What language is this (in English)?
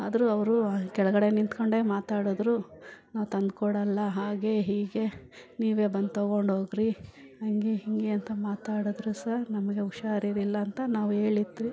Kannada